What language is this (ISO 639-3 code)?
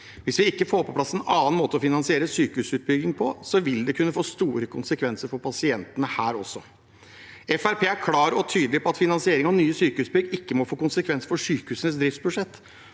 nor